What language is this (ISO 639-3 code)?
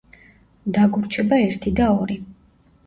kat